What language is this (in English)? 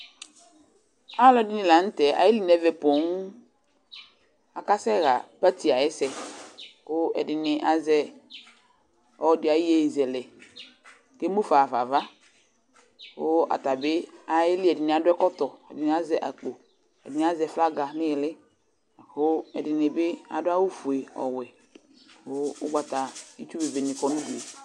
Ikposo